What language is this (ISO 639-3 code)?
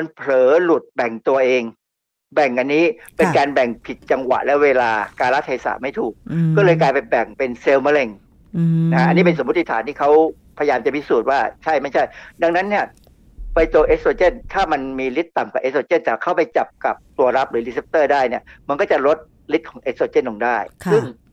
tha